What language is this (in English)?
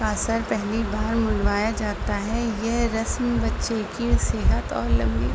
Urdu